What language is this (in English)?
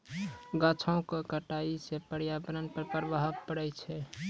Maithili